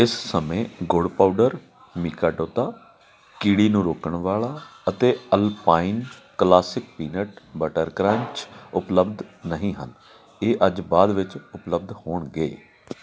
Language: Punjabi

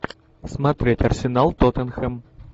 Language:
Russian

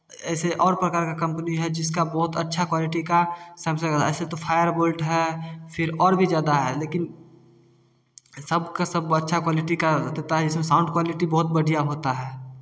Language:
Hindi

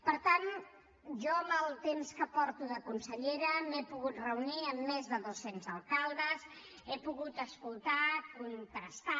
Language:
Catalan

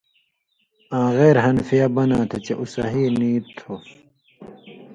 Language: Indus Kohistani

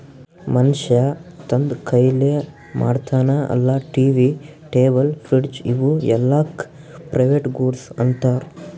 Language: Kannada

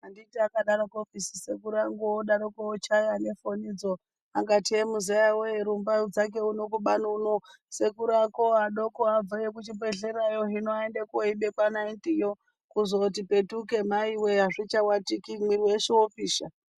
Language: Ndau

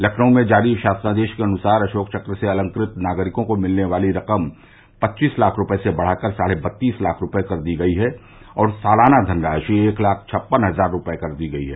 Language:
Hindi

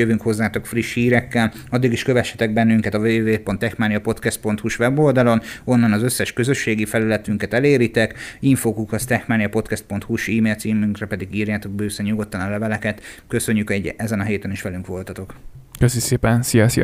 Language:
Hungarian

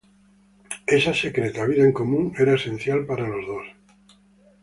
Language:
Spanish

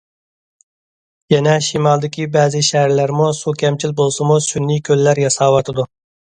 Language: Uyghur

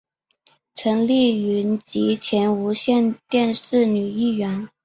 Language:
Chinese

